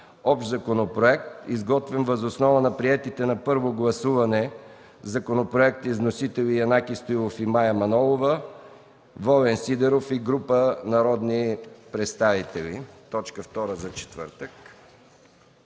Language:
Bulgarian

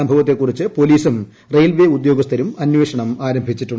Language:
Malayalam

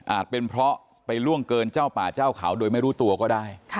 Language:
Thai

